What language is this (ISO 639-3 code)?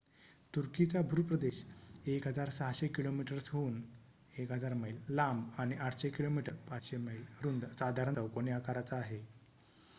mar